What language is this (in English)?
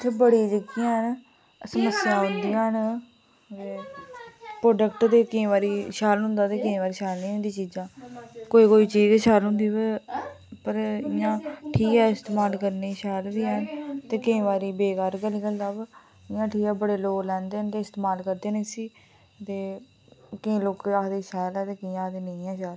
Dogri